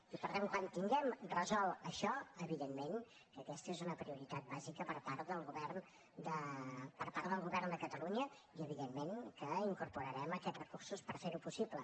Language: Catalan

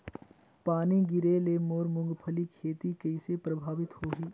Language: Chhattisgarhi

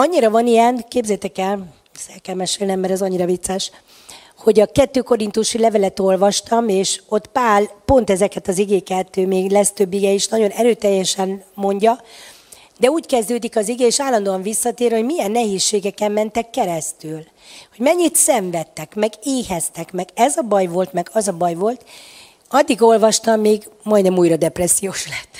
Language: Hungarian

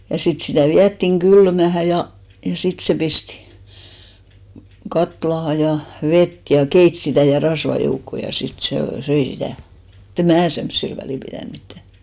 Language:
Finnish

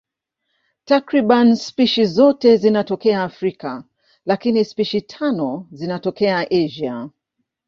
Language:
Swahili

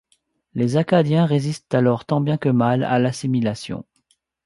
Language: French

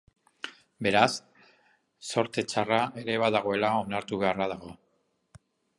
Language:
Basque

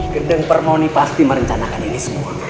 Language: Indonesian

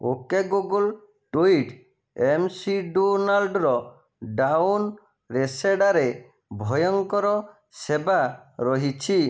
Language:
Odia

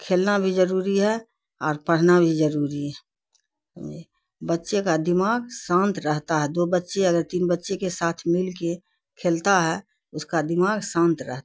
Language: Urdu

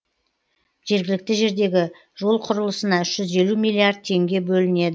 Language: Kazakh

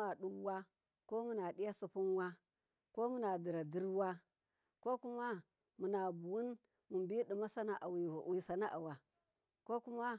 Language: Miya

